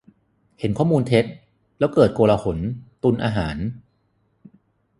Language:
Thai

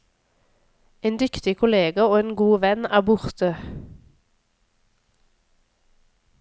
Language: Norwegian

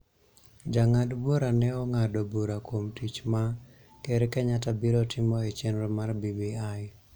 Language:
Luo (Kenya and Tanzania)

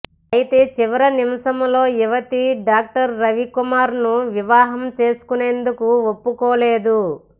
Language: Telugu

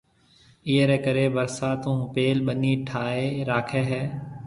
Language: Marwari (Pakistan)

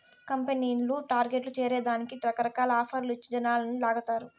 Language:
Telugu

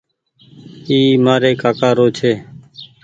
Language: Goaria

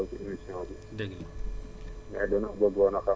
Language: Wolof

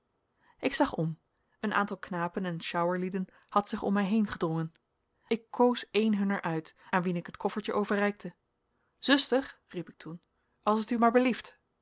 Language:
Dutch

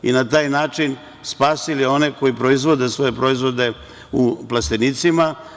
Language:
Serbian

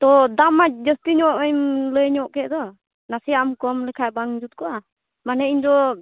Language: Santali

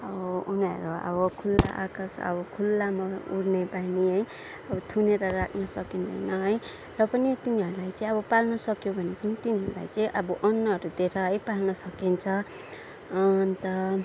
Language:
Nepali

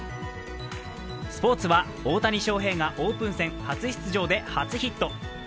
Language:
Japanese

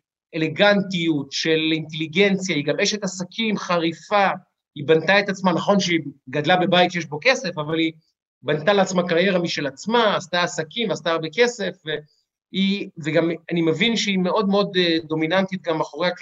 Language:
Hebrew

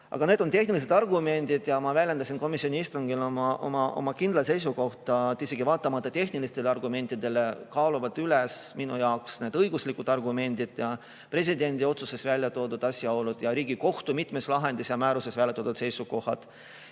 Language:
Estonian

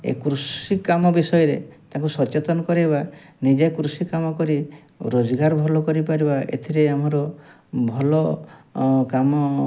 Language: Odia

